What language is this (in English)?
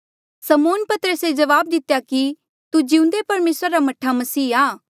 Mandeali